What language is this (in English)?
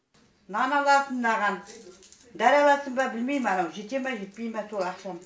Kazakh